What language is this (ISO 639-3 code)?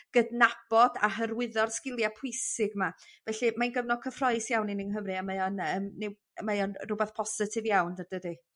cym